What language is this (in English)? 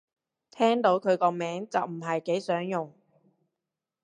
Cantonese